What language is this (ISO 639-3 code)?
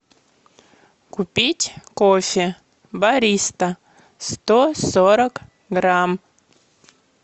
rus